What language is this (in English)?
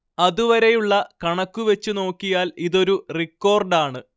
Malayalam